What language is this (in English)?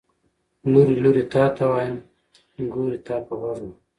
Pashto